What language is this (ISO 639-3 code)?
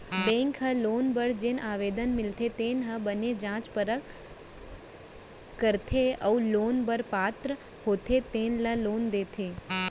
hne